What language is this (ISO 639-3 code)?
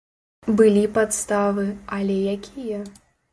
bel